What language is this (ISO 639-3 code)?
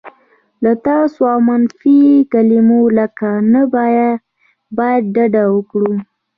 pus